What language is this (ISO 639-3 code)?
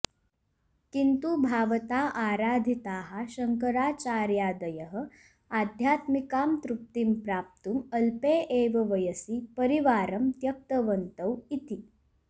san